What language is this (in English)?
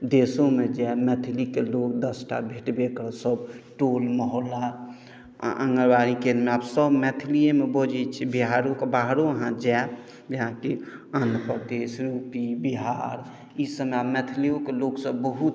Maithili